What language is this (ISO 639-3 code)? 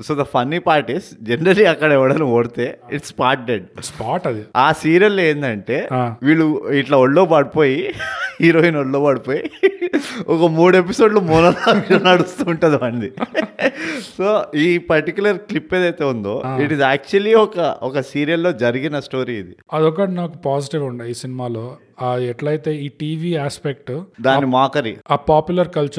tel